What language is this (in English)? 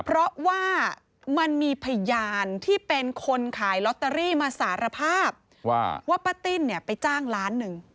Thai